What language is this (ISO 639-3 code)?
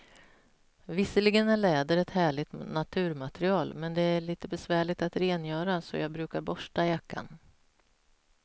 swe